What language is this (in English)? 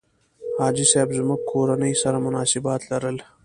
Pashto